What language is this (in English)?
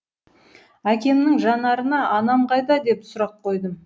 Kazakh